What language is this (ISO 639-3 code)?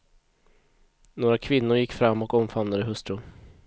swe